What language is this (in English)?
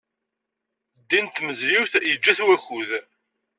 Kabyle